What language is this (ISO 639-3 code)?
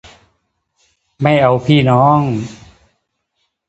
tha